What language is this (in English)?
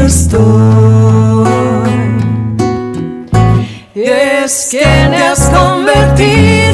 Spanish